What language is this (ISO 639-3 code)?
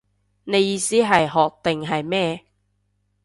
yue